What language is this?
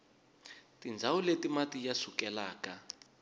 Tsonga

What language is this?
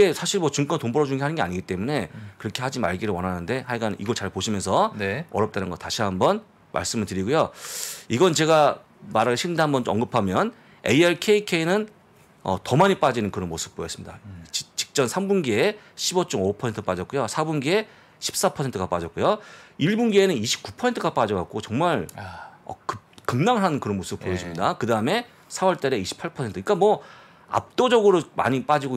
Korean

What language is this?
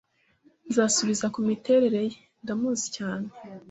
Kinyarwanda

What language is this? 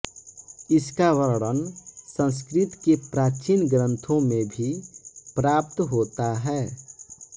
Hindi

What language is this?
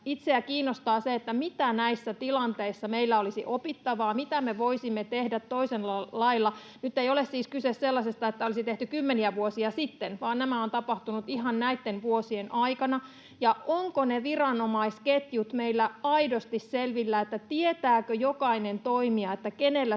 Finnish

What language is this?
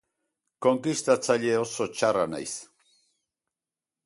Basque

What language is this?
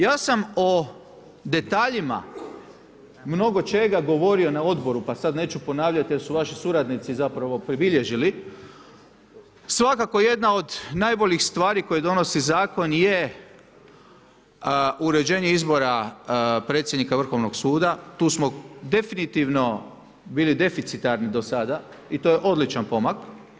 Croatian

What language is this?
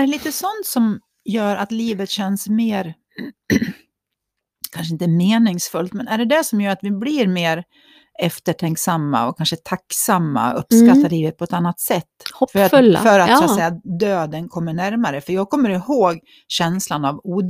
Swedish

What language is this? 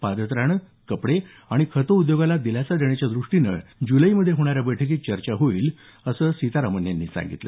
Marathi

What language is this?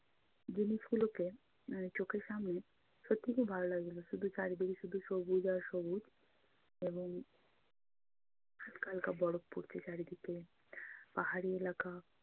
Bangla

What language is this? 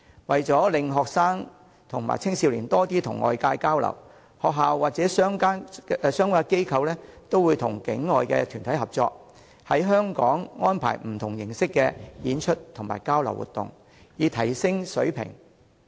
Cantonese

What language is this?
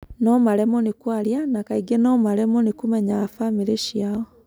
Kikuyu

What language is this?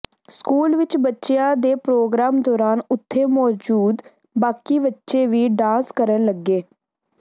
Punjabi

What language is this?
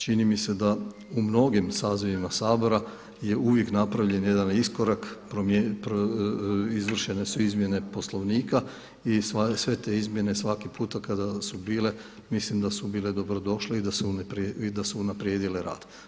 Croatian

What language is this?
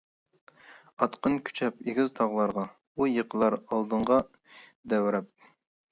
Uyghur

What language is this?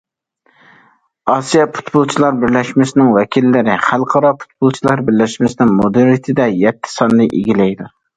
Uyghur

